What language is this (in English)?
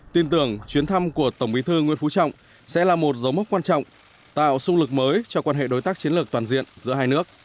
Vietnamese